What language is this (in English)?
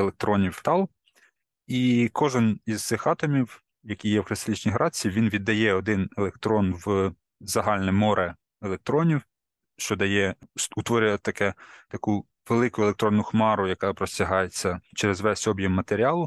Ukrainian